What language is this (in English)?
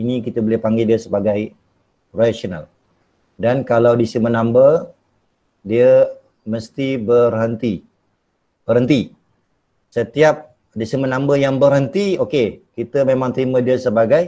Malay